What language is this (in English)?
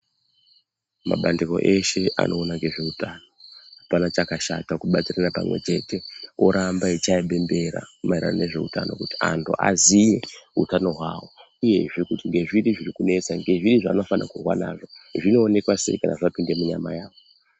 Ndau